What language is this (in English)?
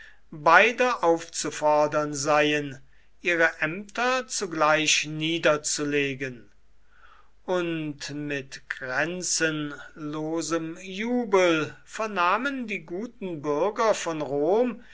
German